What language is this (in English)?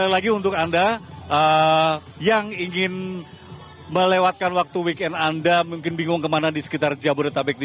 Indonesian